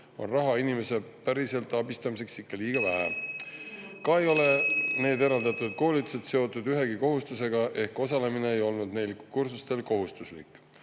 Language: Estonian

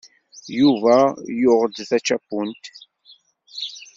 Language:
Kabyle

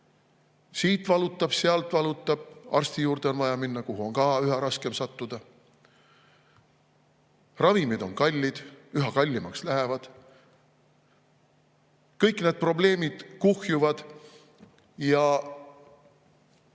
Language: Estonian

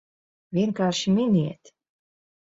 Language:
Latvian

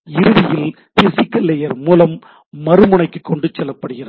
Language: Tamil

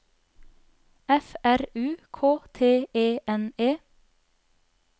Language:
Norwegian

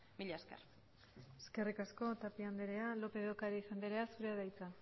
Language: Basque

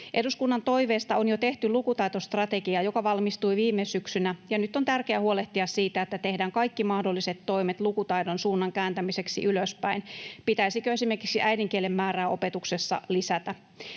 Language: Finnish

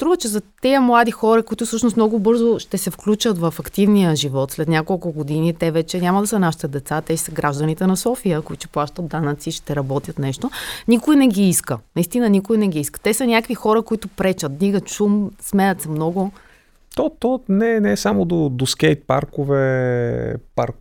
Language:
Bulgarian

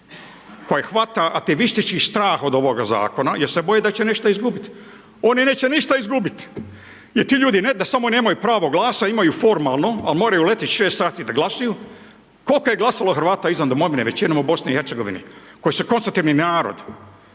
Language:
Croatian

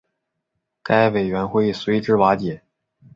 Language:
Chinese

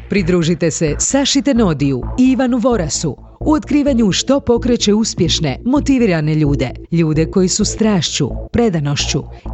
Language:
Croatian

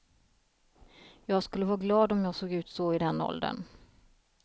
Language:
Swedish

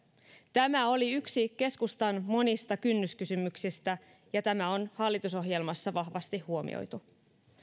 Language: Finnish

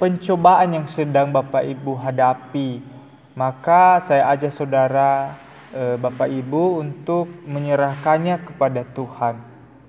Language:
Indonesian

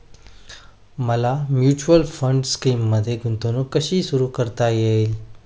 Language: Marathi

